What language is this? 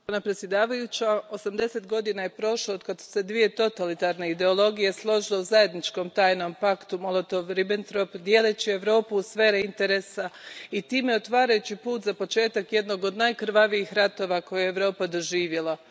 Croatian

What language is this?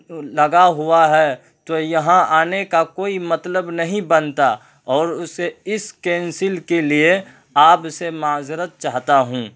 Urdu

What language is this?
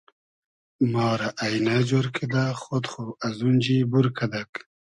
Hazaragi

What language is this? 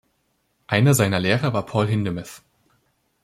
German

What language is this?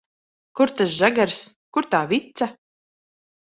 Latvian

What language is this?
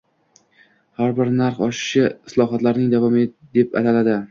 Uzbek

